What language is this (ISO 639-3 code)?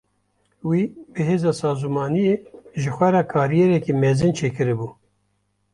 kur